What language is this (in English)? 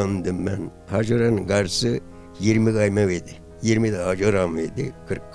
Turkish